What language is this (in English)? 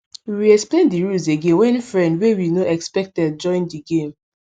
Nigerian Pidgin